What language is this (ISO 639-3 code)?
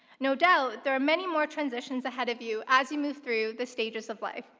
eng